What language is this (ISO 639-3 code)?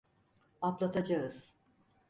tur